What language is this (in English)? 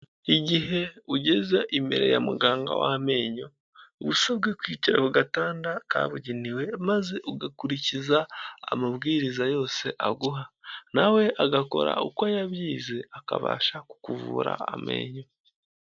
Kinyarwanda